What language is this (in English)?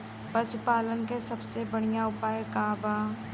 Bhojpuri